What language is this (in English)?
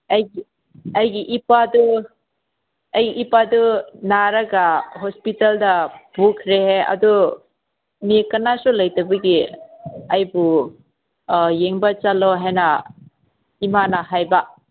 Manipuri